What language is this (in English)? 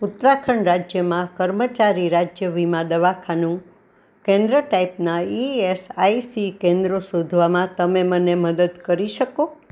Gujarati